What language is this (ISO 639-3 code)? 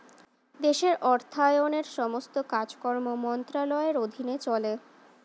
ben